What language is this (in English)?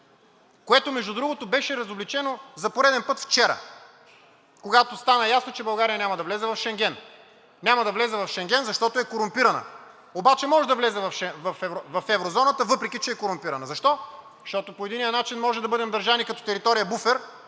Bulgarian